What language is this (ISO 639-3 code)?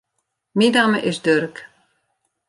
fry